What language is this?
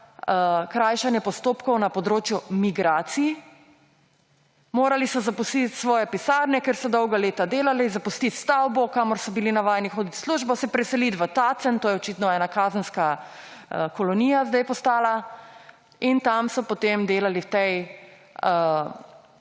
Slovenian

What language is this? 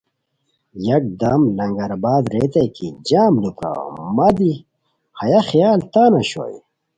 Khowar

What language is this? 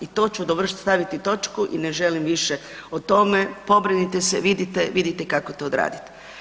Croatian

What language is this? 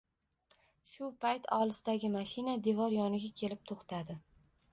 Uzbek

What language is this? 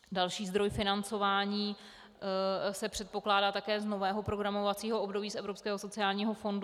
Czech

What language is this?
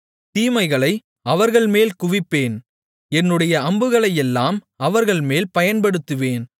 Tamil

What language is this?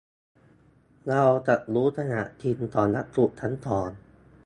Thai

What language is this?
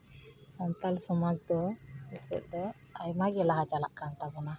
Santali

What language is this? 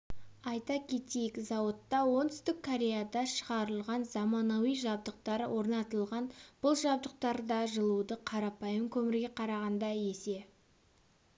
Kazakh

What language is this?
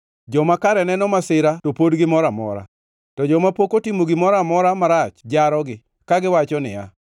Luo (Kenya and Tanzania)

